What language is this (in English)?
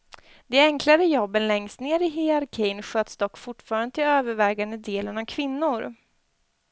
Swedish